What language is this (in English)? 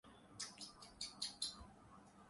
Urdu